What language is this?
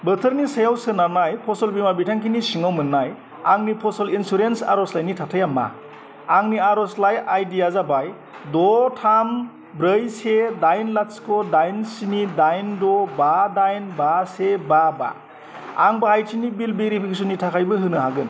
Bodo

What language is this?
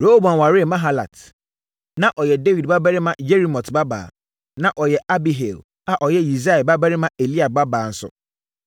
Akan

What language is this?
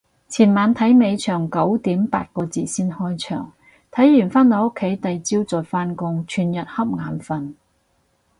Cantonese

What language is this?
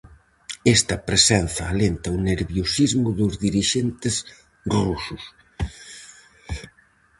Galician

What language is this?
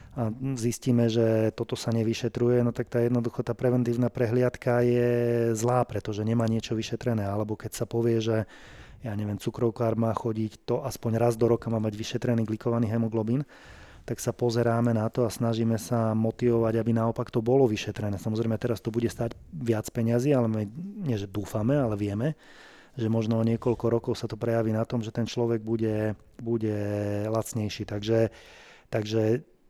Slovak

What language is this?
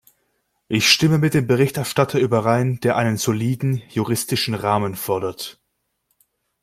German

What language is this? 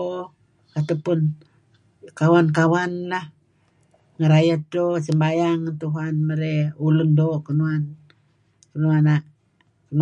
Kelabit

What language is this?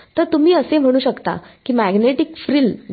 Marathi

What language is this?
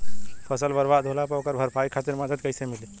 Bhojpuri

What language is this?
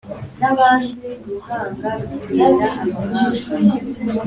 Kinyarwanda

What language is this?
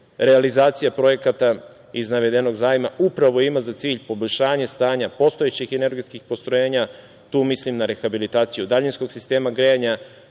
Serbian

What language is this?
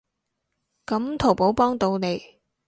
Cantonese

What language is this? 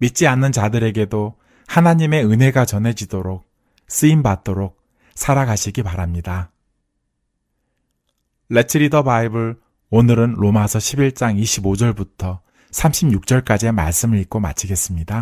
Korean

